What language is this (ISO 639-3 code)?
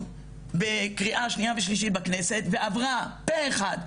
heb